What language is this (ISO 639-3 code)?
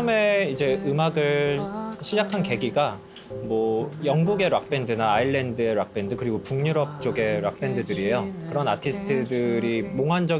kor